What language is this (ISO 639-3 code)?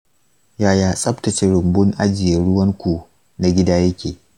hau